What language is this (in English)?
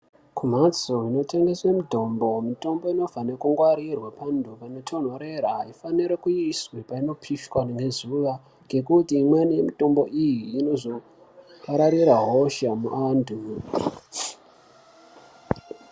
Ndau